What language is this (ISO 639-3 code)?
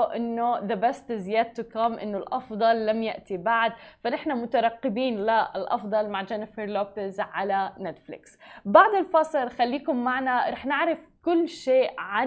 ara